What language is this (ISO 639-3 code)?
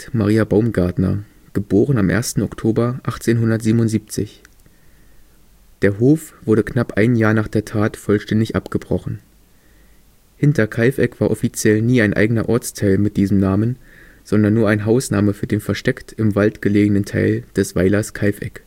deu